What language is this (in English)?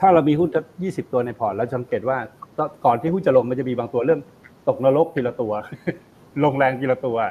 Thai